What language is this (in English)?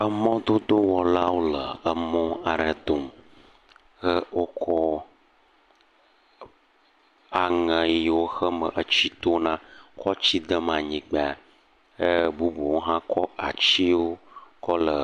Ewe